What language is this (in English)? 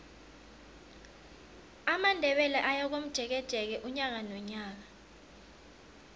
South Ndebele